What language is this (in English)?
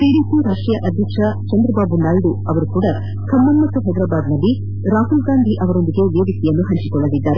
Kannada